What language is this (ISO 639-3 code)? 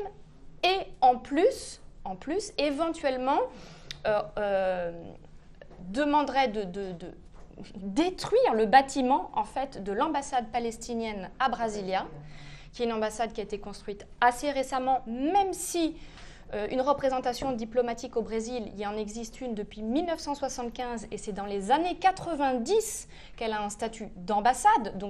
fra